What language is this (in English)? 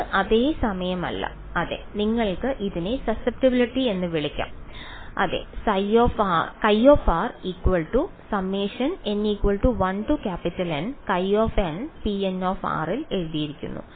Malayalam